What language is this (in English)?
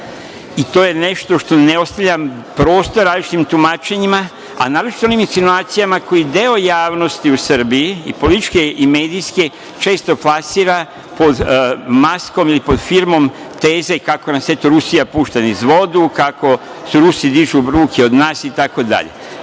Serbian